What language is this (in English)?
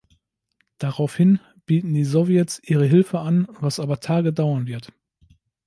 German